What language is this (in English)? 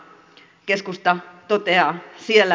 Finnish